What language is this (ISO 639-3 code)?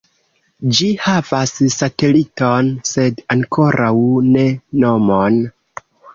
epo